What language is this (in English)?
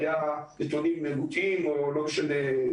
Hebrew